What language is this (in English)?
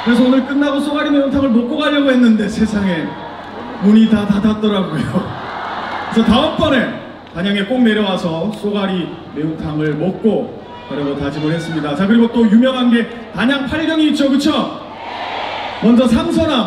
Korean